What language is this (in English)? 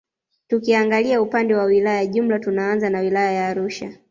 Swahili